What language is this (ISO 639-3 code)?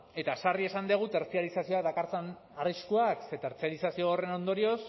eus